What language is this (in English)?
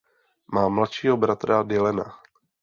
Czech